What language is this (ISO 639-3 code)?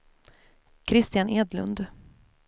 swe